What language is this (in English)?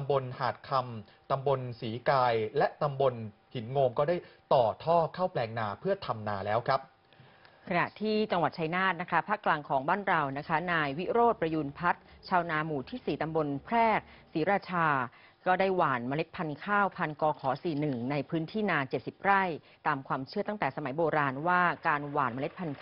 Thai